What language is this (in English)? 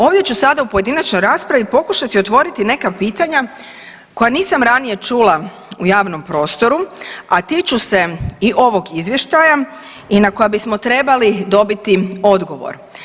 Croatian